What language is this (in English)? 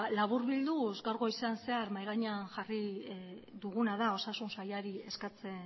Basque